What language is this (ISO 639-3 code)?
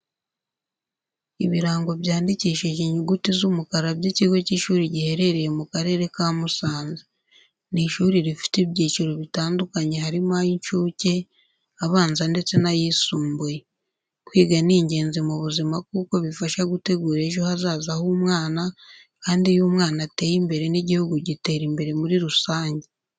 kin